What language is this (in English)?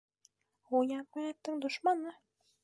Bashkir